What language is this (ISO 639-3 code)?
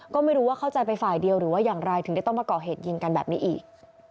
tha